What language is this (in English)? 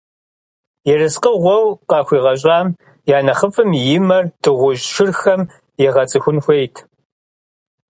Kabardian